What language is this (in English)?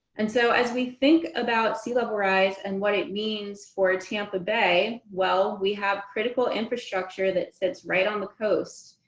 English